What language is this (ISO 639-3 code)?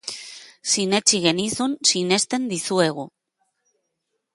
eus